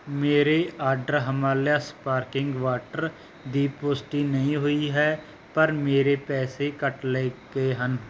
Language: Punjabi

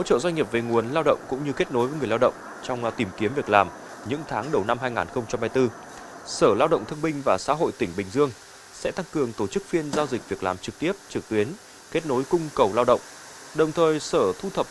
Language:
Vietnamese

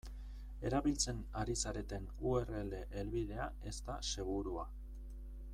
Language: Basque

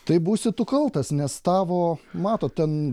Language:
Lithuanian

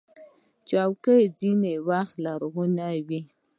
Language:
Pashto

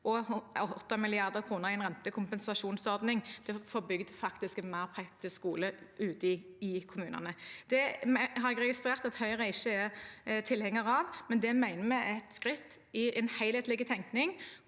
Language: Norwegian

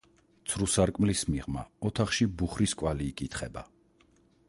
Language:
Georgian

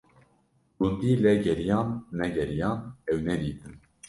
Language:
Kurdish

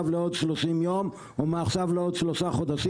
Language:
Hebrew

